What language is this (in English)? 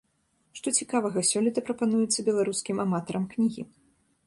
Belarusian